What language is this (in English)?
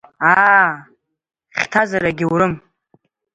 Abkhazian